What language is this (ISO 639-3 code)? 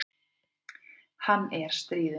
isl